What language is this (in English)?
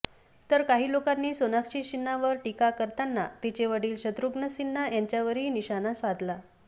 Marathi